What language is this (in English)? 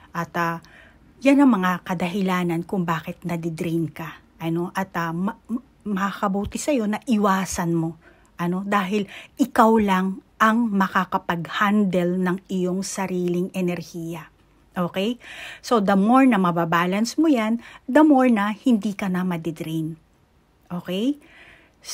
Filipino